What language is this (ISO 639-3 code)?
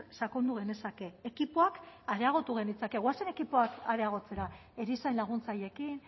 eus